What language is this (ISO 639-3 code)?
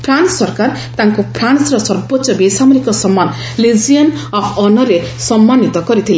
ori